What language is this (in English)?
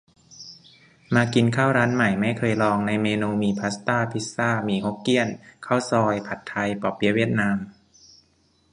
Thai